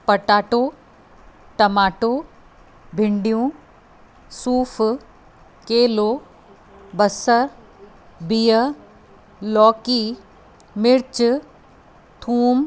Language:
Sindhi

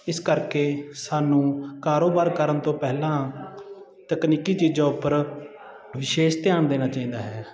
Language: Punjabi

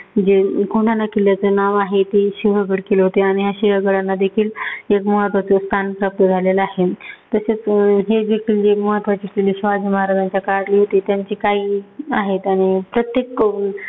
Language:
Marathi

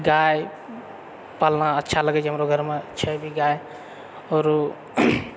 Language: Maithili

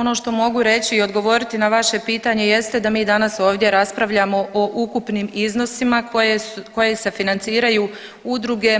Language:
Croatian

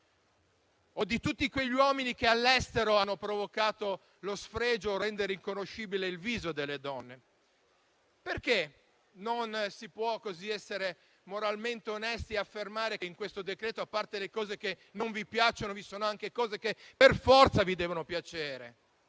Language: Italian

